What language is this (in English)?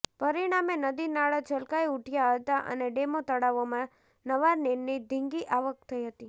Gujarati